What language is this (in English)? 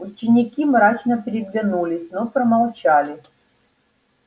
Russian